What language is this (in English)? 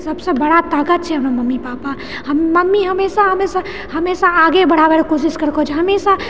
Maithili